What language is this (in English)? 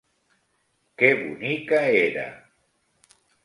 Catalan